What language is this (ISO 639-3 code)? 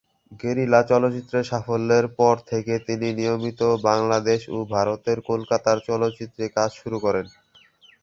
ben